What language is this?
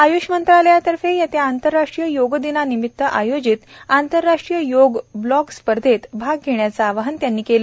Marathi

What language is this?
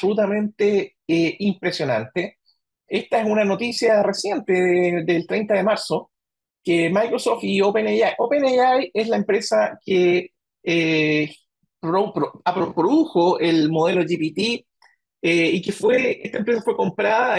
Spanish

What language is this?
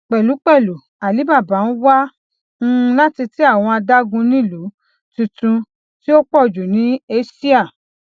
Yoruba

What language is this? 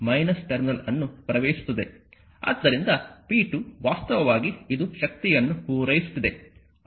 Kannada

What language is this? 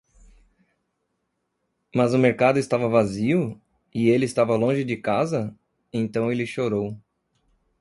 Portuguese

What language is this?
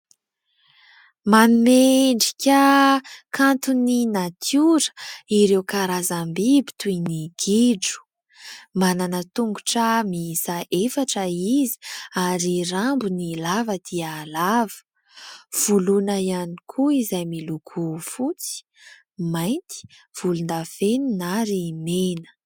Malagasy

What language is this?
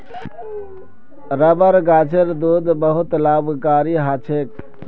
Magahi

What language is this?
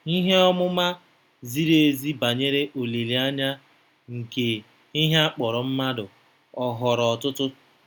Igbo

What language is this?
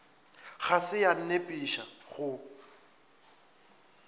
Northern Sotho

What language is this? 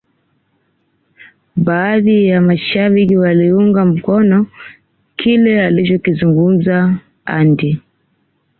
Swahili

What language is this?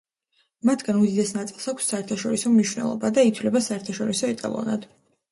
Georgian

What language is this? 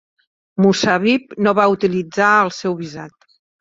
Catalan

